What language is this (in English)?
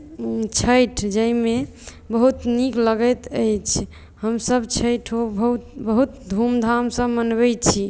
Maithili